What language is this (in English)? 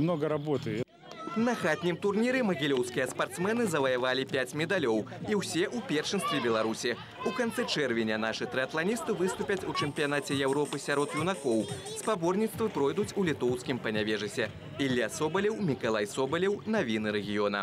Russian